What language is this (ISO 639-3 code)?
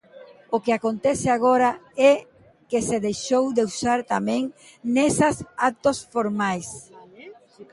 glg